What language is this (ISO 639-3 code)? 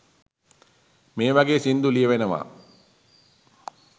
sin